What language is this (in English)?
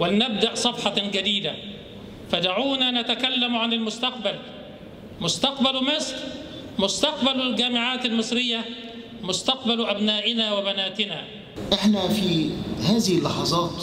Arabic